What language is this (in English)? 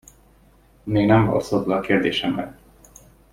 Hungarian